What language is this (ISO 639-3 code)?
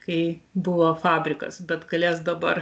lit